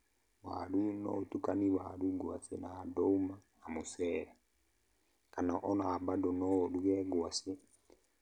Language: Kikuyu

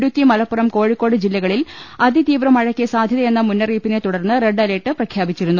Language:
Malayalam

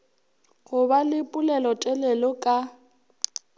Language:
Northern Sotho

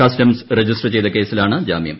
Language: Malayalam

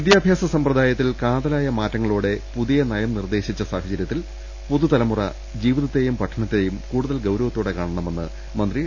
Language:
Malayalam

